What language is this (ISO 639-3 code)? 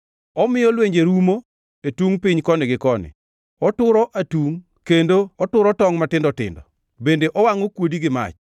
luo